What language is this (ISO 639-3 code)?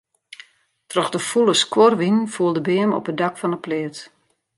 fry